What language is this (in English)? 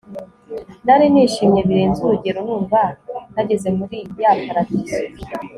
Kinyarwanda